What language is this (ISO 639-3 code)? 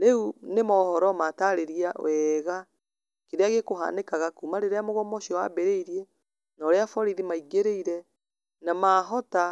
kik